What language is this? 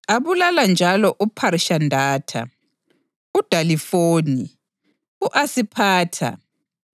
North Ndebele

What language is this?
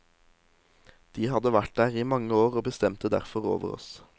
Norwegian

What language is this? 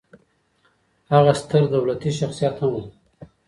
Pashto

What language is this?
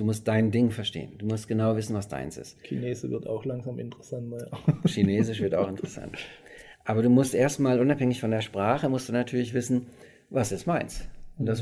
German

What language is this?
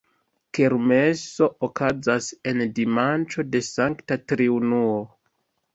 Esperanto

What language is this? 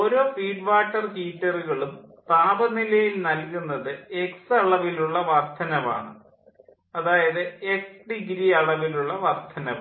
Malayalam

